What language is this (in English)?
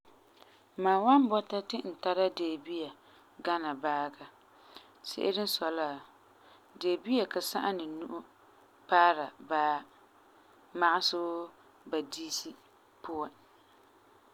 Frafra